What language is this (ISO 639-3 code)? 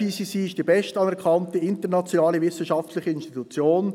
gsw